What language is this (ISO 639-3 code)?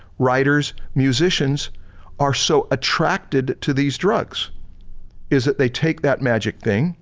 eng